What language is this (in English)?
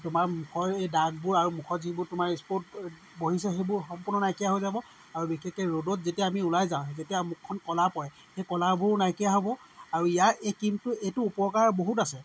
Assamese